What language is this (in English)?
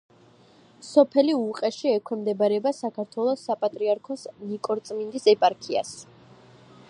Georgian